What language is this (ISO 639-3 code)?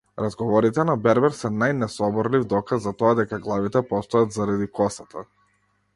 mkd